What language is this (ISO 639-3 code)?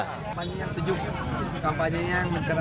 ind